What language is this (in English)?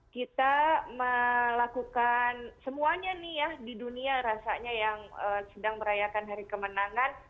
Indonesian